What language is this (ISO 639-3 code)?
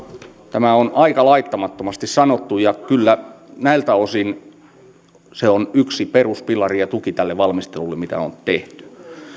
fin